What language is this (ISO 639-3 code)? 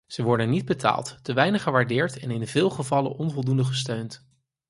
nld